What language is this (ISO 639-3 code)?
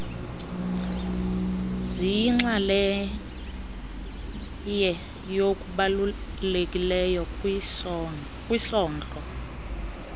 xho